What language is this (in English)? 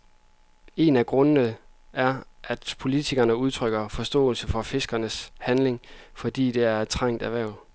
Danish